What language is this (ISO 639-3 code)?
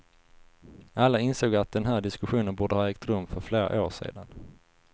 swe